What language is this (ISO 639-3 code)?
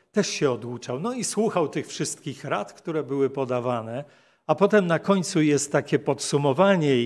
pol